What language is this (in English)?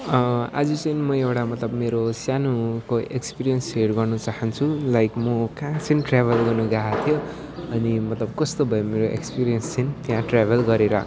Nepali